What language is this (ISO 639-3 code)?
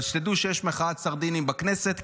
heb